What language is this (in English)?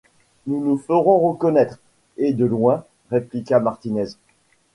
French